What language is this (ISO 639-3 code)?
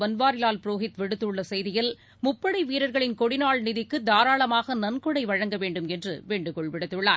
tam